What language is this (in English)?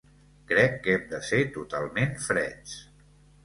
Catalan